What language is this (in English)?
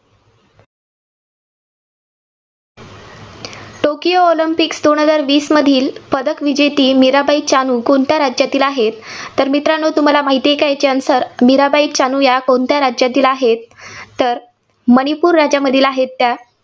Marathi